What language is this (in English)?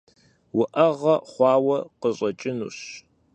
Kabardian